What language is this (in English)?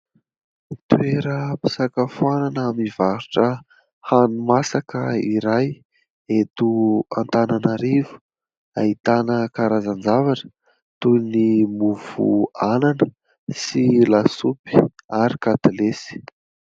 Malagasy